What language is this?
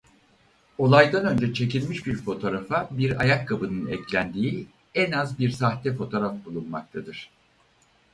Turkish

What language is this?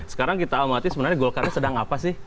Indonesian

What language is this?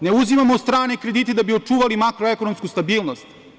Serbian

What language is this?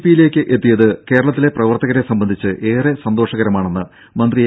Malayalam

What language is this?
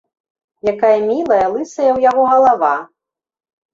Belarusian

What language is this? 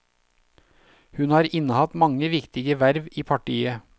Norwegian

